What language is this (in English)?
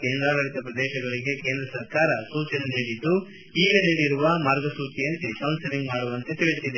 Kannada